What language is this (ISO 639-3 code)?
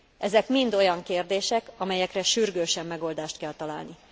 hun